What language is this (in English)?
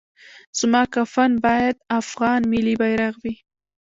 Pashto